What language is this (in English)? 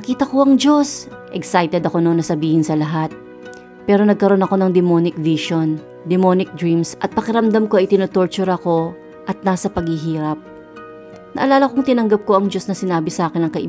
Filipino